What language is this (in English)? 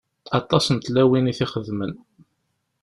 Kabyle